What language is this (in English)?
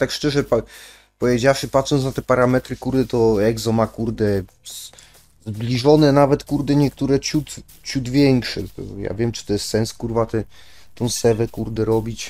Polish